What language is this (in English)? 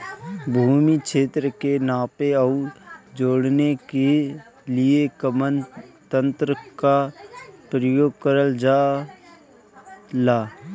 Bhojpuri